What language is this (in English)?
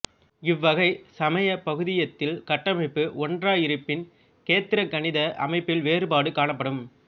Tamil